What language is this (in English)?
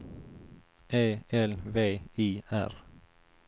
Swedish